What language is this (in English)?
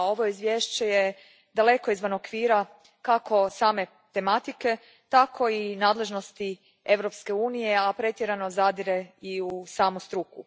Croatian